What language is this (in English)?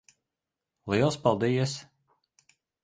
Latvian